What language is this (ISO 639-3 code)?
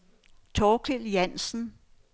dan